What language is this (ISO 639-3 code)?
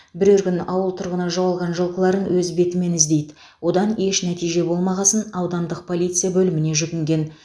kaz